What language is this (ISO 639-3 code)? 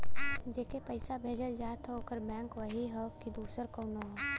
bho